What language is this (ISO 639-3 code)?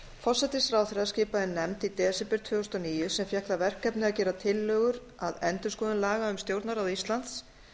isl